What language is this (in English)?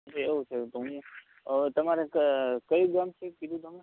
Gujarati